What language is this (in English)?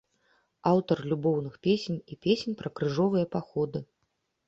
Belarusian